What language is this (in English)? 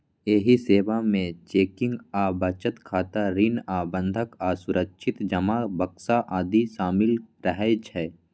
Maithili